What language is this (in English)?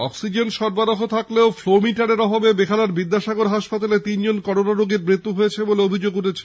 Bangla